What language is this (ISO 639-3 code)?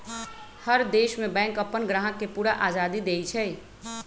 mag